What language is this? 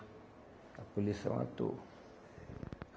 Portuguese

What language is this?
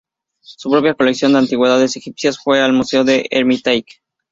Spanish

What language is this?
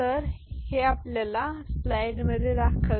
Marathi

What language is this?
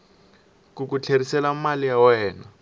Tsonga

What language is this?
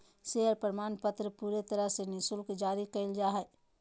Magahi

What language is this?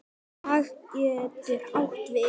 Icelandic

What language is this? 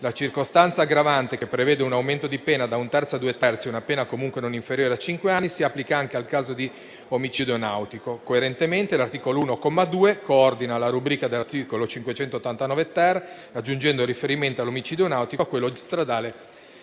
Italian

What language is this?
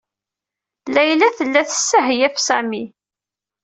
Kabyle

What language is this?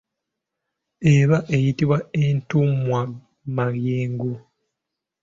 Ganda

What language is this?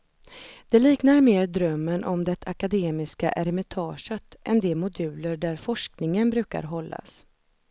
Swedish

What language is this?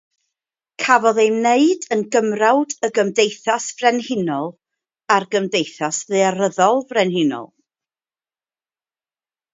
Welsh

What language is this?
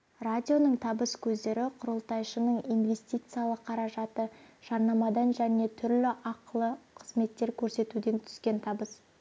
Kazakh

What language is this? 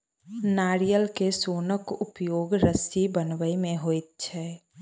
Maithili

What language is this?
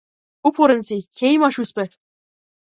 Macedonian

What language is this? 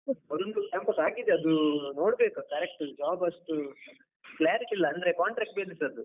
Kannada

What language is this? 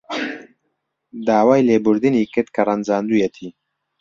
Central Kurdish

